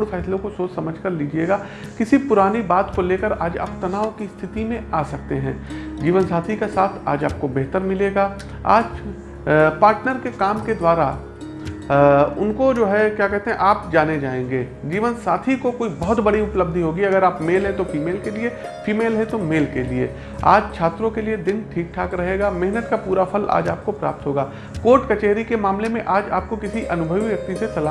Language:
Hindi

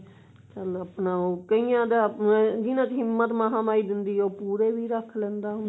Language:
Punjabi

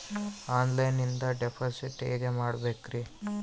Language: Kannada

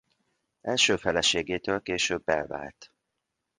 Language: Hungarian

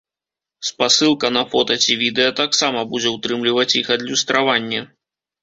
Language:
Belarusian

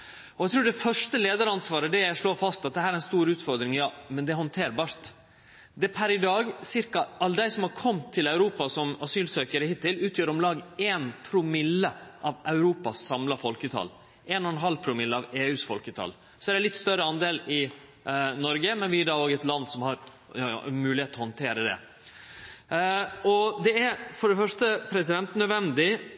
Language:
Norwegian Nynorsk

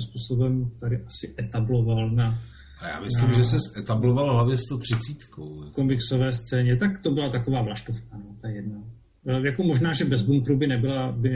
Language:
Czech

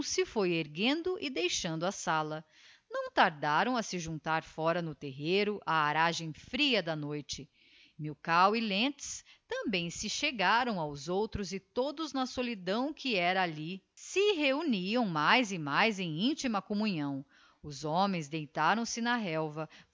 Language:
Portuguese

